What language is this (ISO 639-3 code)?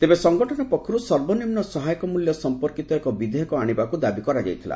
ori